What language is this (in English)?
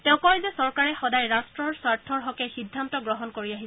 Assamese